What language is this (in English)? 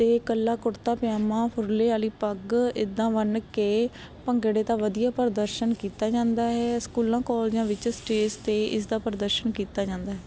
Punjabi